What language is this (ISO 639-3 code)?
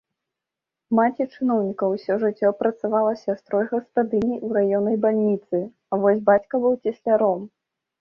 bel